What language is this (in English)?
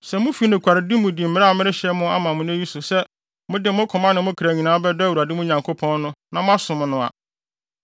Akan